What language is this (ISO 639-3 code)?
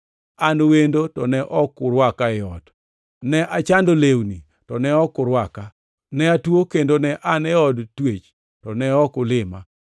luo